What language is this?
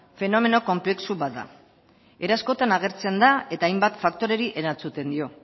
Basque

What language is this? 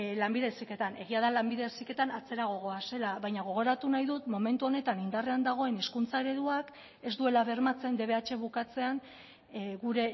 Basque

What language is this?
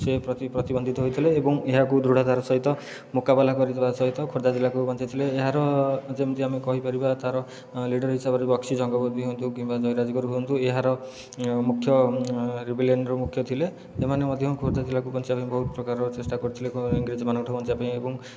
Odia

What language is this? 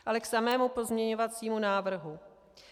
Czech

